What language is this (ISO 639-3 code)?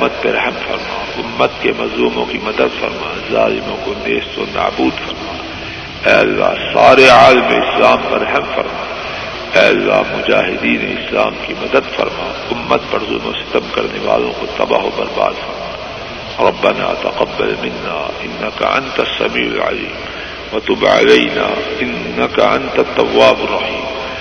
urd